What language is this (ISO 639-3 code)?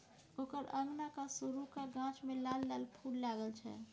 mai